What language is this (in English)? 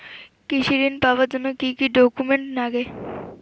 Bangla